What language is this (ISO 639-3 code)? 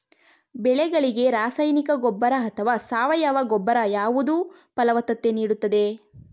kan